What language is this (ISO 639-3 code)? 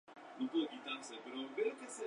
spa